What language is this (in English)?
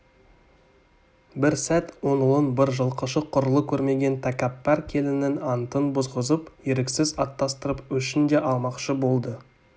Kazakh